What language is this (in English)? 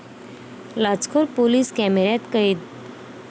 Marathi